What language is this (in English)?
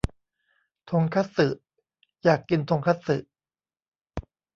Thai